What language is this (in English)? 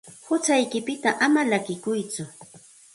Santa Ana de Tusi Pasco Quechua